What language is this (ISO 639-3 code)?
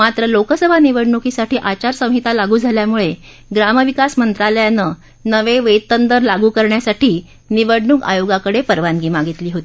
mar